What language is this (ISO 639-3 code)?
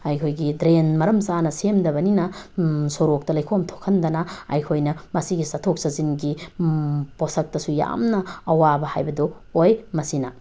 mni